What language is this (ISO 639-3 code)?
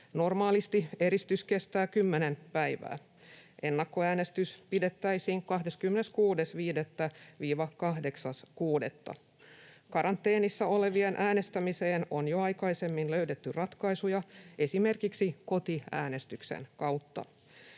fin